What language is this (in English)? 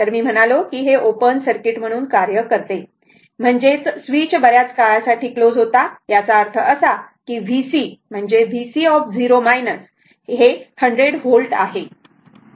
Marathi